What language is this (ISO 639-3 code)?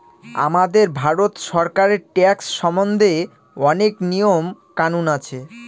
ben